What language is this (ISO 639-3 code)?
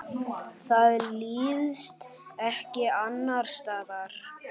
isl